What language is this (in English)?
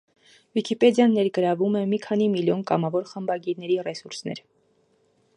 Armenian